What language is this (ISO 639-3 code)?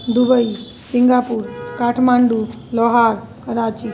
mai